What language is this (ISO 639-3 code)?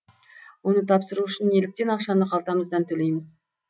kaz